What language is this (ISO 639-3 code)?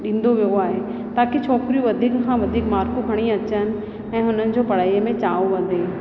snd